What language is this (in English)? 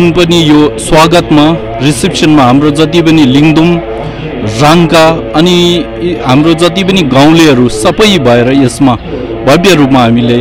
Arabic